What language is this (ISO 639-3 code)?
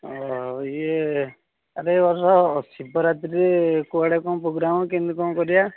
ori